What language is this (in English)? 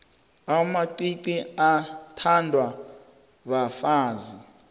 South Ndebele